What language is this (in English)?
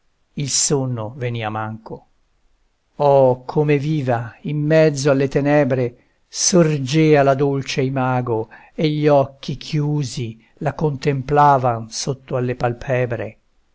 Italian